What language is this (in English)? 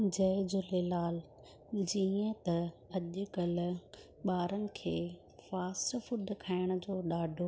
Sindhi